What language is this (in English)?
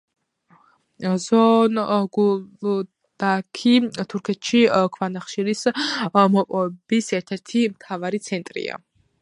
Georgian